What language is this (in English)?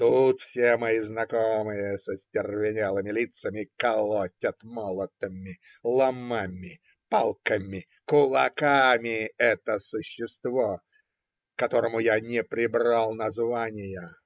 Russian